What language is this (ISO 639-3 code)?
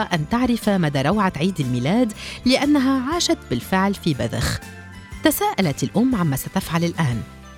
ara